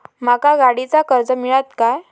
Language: Marathi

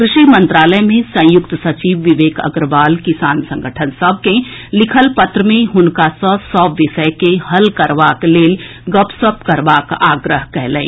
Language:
Maithili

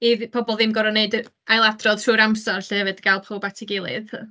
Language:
Welsh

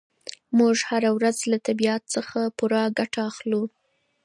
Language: Pashto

